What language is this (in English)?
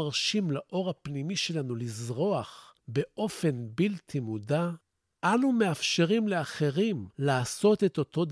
Hebrew